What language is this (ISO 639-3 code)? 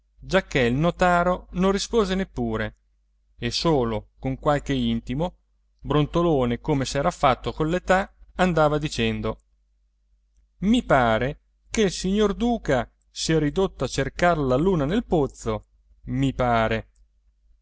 ita